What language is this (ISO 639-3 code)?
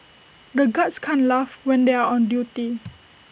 eng